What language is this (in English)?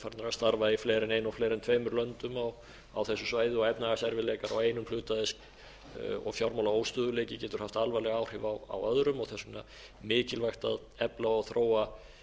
Icelandic